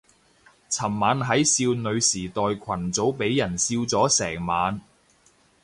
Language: Cantonese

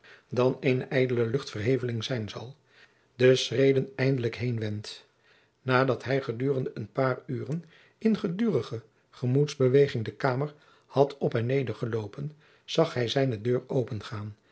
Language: Dutch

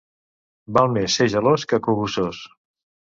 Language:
Catalan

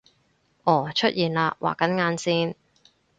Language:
Cantonese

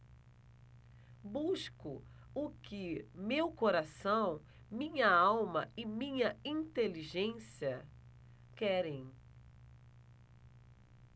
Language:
Portuguese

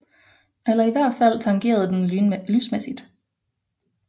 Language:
Danish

